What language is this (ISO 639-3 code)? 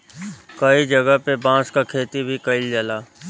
bho